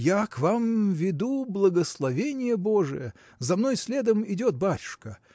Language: Russian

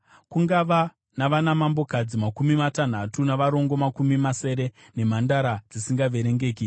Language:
Shona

